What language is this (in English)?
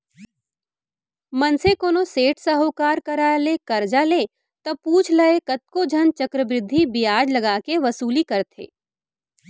Chhattisgarhi